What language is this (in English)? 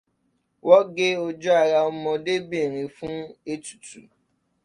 Yoruba